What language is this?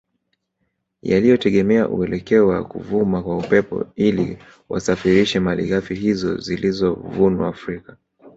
Swahili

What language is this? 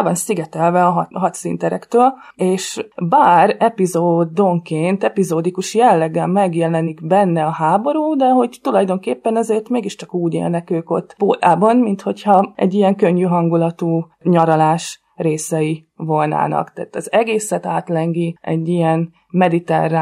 Hungarian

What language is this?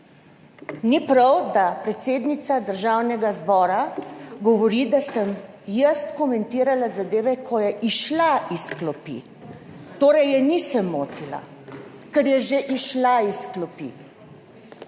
Slovenian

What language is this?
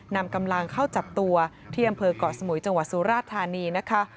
Thai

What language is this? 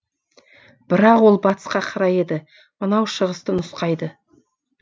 Kazakh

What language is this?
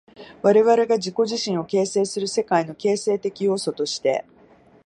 Japanese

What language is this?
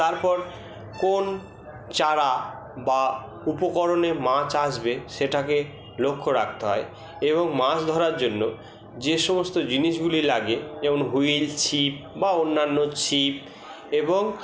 Bangla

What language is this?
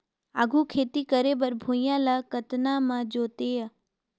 Chhattisgarhi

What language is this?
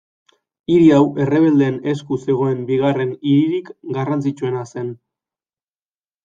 Basque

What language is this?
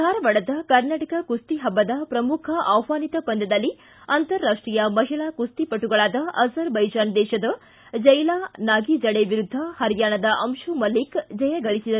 Kannada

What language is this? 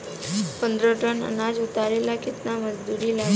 Bhojpuri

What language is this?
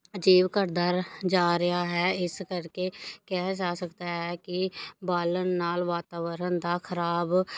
Punjabi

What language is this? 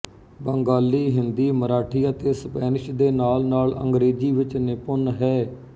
Punjabi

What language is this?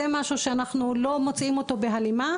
Hebrew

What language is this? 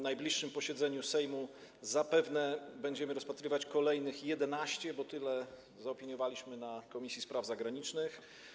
Polish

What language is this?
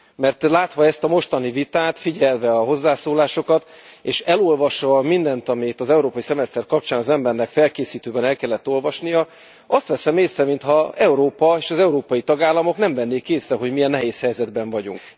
Hungarian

